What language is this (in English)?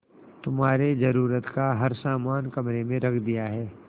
Hindi